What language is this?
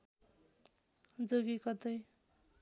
Nepali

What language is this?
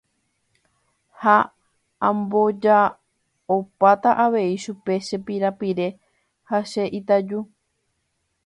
Guarani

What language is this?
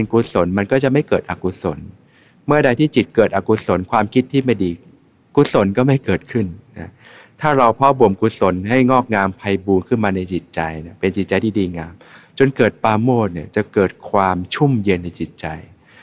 Thai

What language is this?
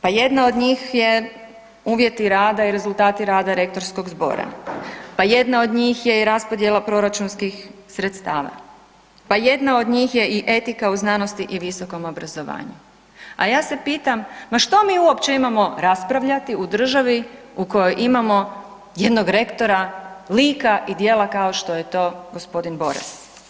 Croatian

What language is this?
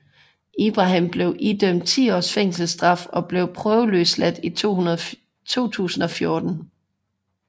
Danish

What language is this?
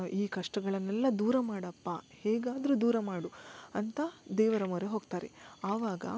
Kannada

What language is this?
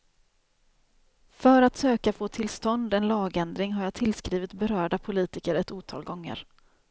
Swedish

